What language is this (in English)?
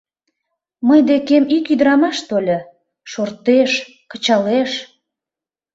Mari